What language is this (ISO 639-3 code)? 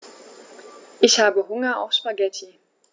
deu